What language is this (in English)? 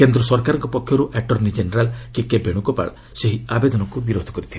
Odia